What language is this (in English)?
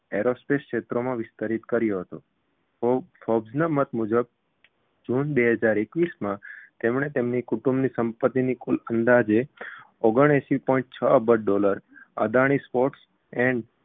Gujarati